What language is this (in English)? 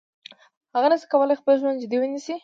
Pashto